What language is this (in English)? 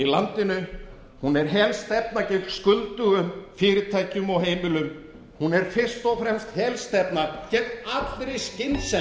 Icelandic